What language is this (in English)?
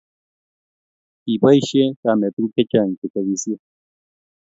Kalenjin